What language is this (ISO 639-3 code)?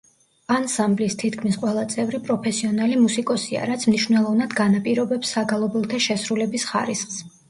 kat